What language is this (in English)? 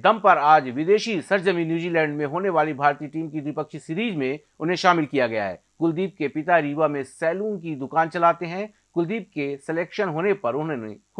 Hindi